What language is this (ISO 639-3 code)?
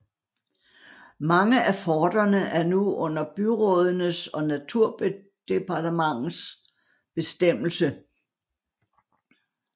dan